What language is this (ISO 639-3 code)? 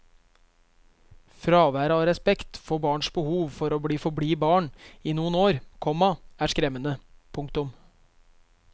nor